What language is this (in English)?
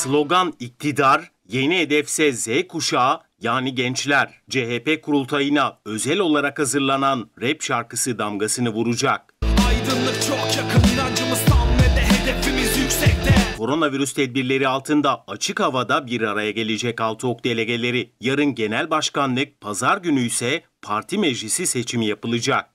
Turkish